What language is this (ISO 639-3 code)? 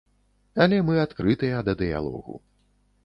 bel